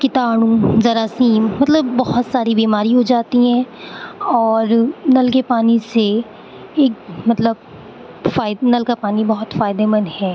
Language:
Urdu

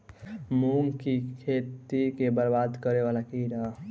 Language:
Maithili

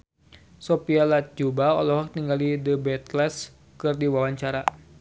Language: Sundanese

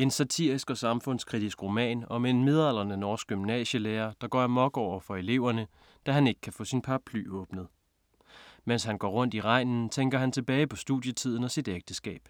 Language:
Danish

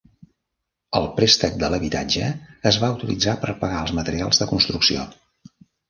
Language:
Catalan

